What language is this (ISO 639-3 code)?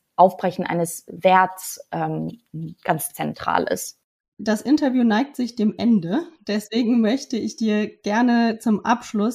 deu